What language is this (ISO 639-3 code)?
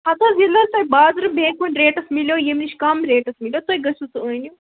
kas